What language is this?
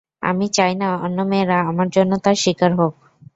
Bangla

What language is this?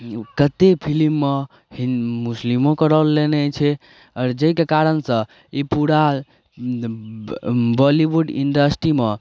Maithili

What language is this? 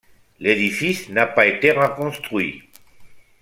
French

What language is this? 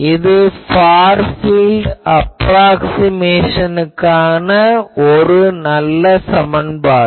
Tamil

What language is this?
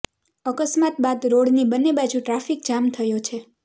Gujarati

